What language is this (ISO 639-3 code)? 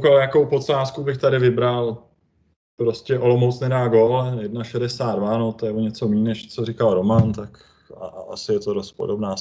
ces